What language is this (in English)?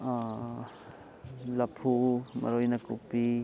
Manipuri